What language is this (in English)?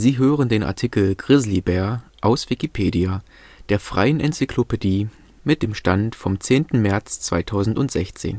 German